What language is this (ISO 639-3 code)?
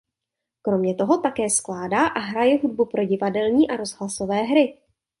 ces